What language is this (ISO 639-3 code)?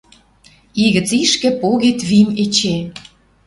mrj